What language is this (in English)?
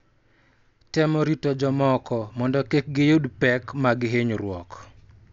Luo (Kenya and Tanzania)